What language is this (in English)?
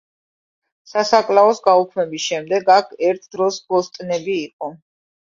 Georgian